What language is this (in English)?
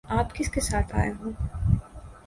Urdu